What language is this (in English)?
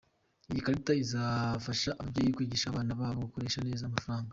Kinyarwanda